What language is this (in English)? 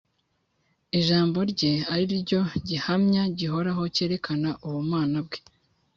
Kinyarwanda